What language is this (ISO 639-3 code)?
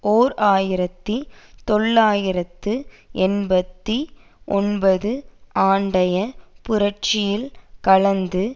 tam